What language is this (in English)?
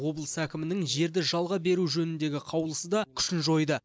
Kazakh